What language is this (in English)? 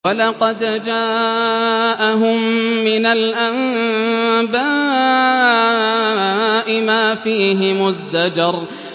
Arabic